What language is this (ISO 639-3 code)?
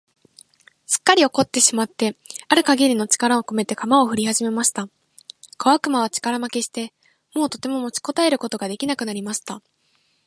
jpn